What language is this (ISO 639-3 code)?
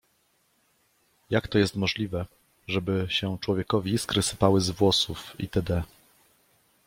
pol